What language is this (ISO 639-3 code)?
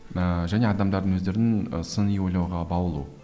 kaz